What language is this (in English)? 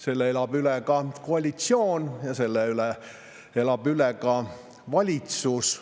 Estonian